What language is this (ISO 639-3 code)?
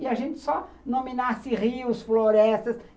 por